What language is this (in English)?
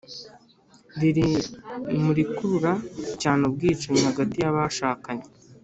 Kinyarwanda